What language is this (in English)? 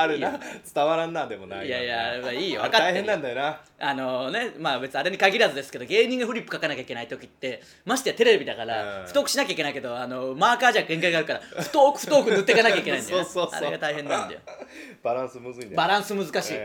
Japanese